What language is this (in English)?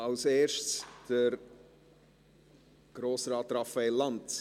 Swiss German